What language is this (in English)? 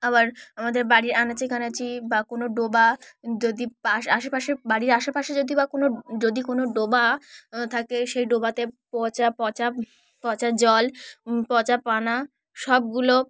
Bangla